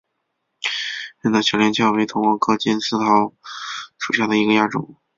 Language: Chinese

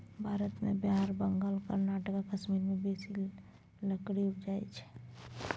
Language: Maithili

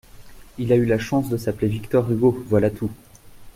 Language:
French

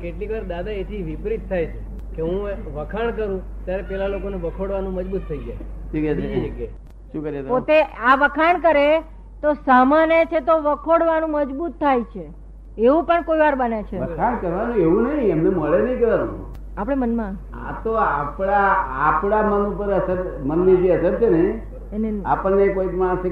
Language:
Gujarati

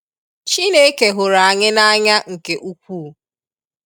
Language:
Igbo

